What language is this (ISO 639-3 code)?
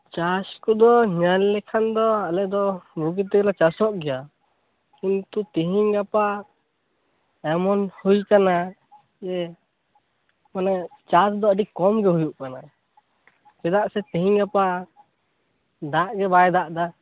sat